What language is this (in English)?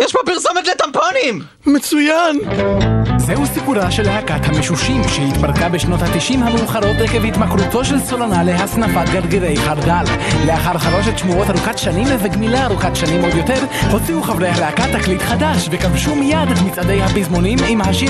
Hebrew